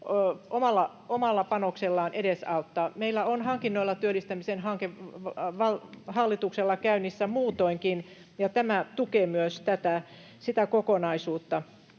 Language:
Finnish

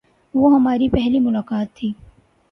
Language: Urdu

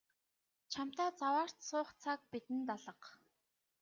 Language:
Mongolian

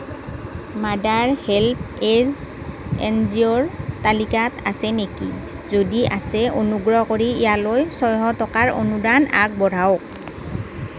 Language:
Assamese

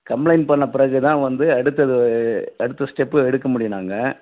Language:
Tamil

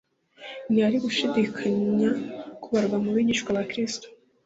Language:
Kinyarwanda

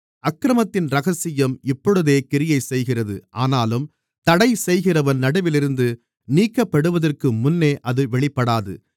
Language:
Tamil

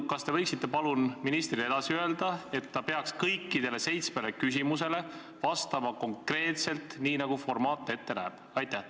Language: Estonian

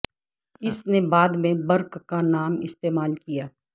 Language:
Urdu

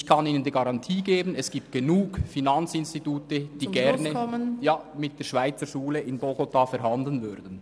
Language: Swiss German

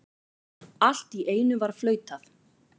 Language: Icelandic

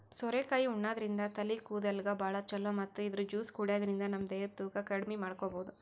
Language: Kannada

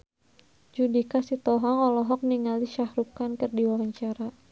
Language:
Sundanese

